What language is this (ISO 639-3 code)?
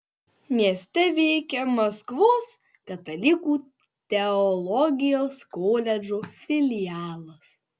lit